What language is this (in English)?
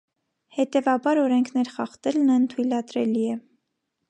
Armenian